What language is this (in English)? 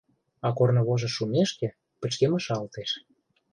Mari